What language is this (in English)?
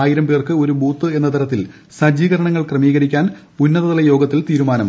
Malayalam